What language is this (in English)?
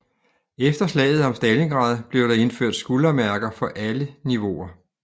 Danish